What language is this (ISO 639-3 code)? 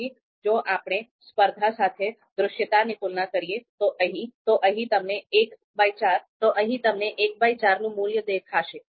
guj